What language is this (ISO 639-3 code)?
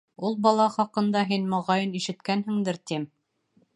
bak